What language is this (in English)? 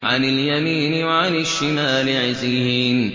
Arabic